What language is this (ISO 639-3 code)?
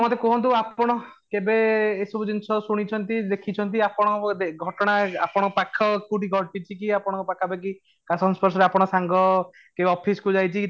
ori